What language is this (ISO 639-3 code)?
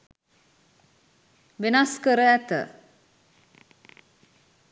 sin